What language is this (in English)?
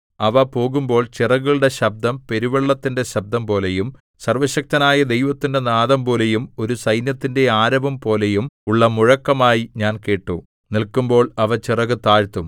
Malayalam